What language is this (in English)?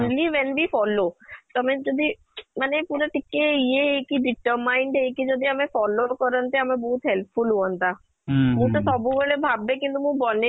Odia